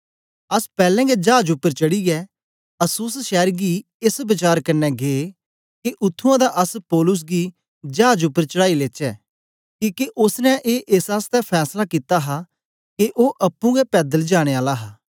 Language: Dogri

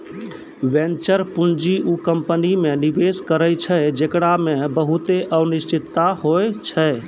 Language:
Maithili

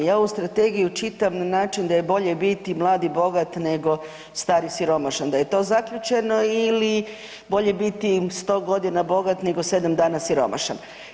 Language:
Croatian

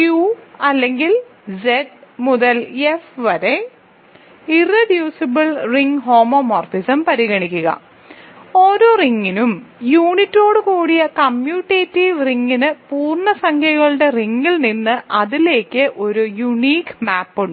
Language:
Malayalam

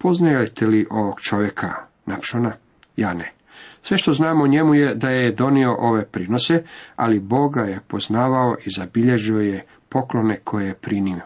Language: Croatian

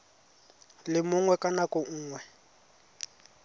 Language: Tswana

